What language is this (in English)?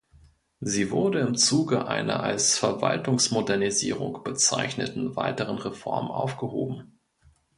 German